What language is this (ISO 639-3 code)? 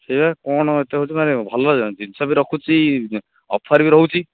ori